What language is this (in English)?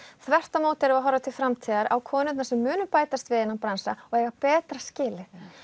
Icelandic